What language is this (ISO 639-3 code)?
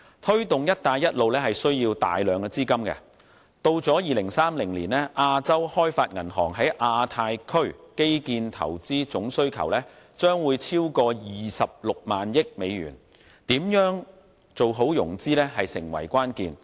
yue